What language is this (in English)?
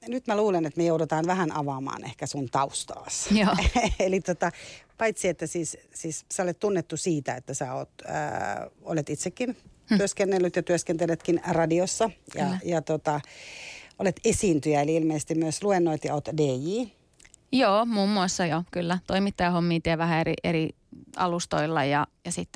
Finnish